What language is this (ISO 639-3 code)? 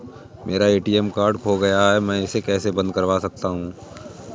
hin